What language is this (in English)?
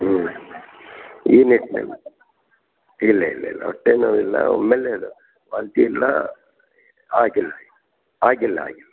Kannada